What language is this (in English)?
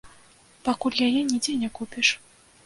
Belarusian